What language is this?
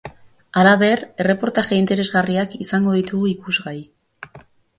Basque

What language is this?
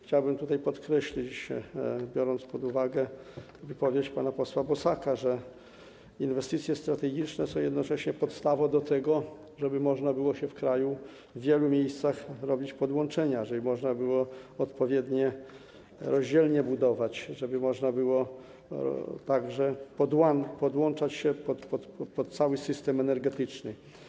Polish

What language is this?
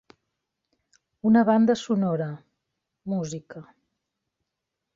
Catalan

